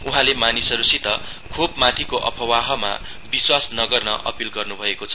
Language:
Nepali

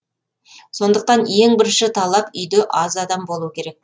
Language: Kazakh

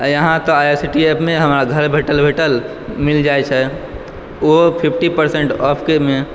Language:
Maithili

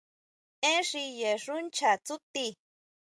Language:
Huautla Mazatec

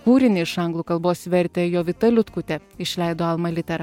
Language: Lithuanian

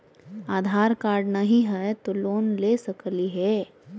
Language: Magahi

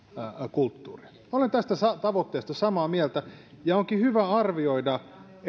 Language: Finnish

